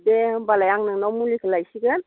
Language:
Bodo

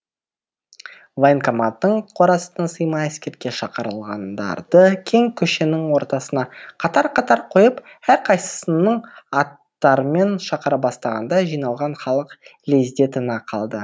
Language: Kazakh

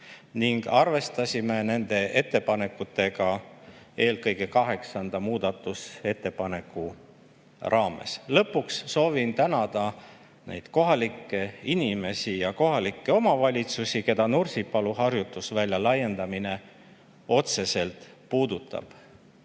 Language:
Estonian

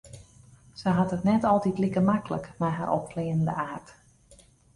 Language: Western Frisian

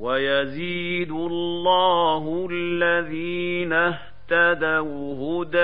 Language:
Arabic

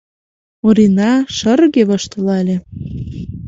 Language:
Mari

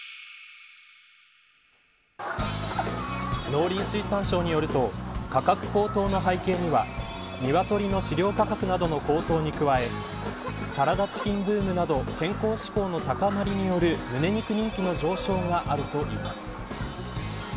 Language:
Japanese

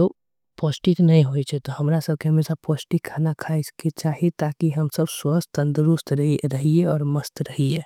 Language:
Angika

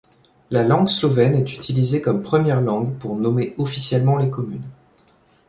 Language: French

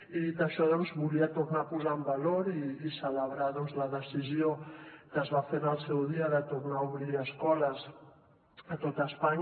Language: Catalan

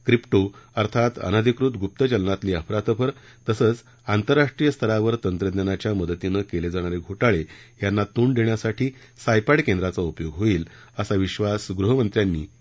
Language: Marathi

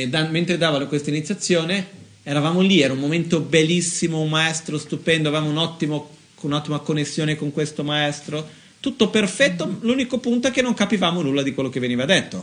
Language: Italian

